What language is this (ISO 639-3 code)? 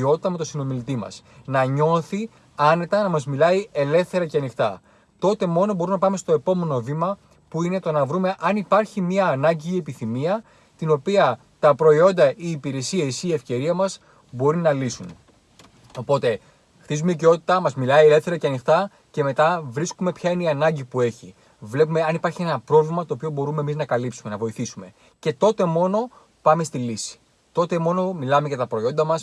ell